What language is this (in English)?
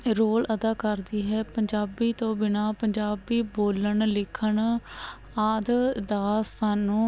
Punjabi